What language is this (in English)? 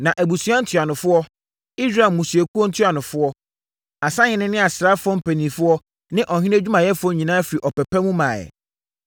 Akan